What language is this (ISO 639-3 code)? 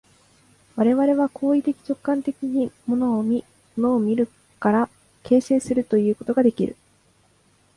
jpn